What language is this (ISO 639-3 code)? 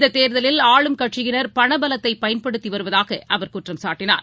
tam